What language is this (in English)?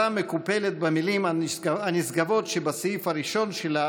Hebrew